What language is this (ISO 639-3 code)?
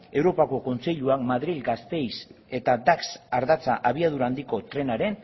eus